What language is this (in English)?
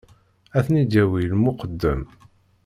Kabyle